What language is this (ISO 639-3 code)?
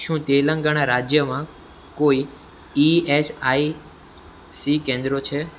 guj